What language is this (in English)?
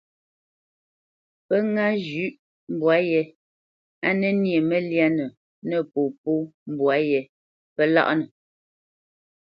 Bamenyam